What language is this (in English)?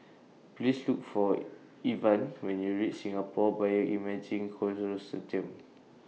English